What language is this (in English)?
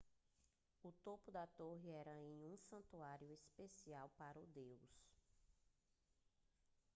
Portuguese